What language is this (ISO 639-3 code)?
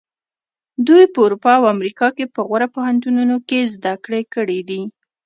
pus